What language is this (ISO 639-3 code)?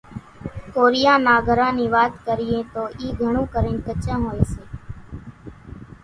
gjk